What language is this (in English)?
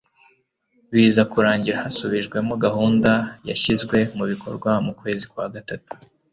Kinyarwanda